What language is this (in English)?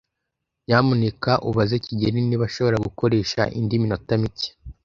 Kinyarwanda